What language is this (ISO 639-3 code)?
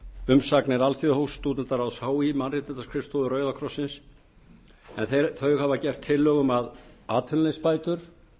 isl